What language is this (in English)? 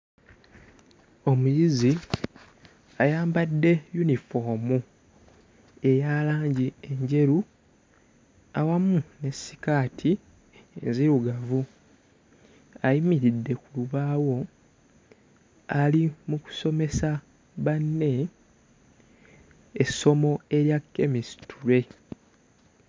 Ganda